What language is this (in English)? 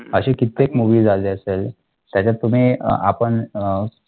Marathi